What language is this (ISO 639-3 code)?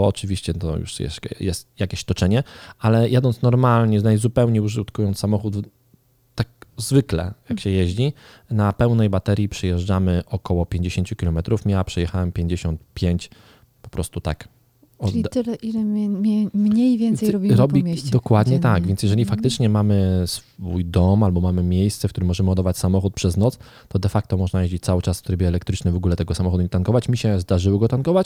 pol